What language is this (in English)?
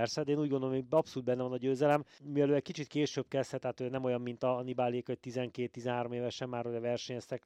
Hungarian